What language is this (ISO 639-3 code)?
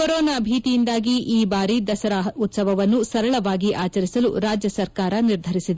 kan